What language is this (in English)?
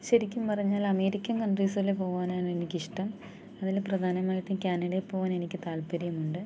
Malayalam